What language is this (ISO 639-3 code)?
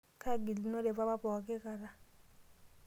mas